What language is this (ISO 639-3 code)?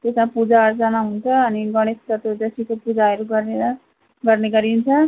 nep